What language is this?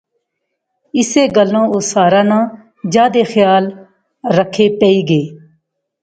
Pahari-Potwari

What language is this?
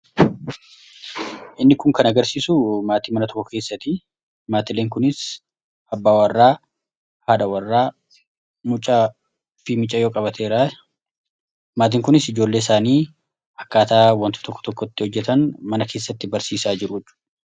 Oromo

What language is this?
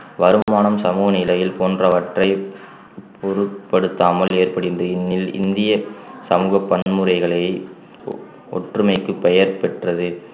Tamil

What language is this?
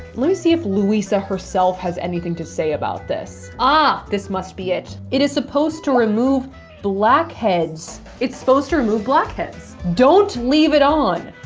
English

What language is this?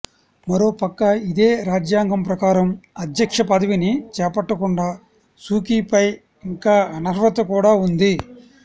Telugu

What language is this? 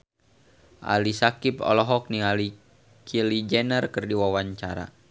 Sundanese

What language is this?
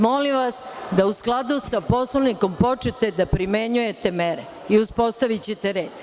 Serbian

